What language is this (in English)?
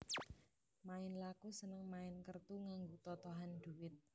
Javanese